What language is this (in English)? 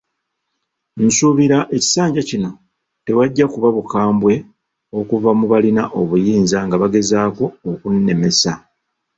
Ganda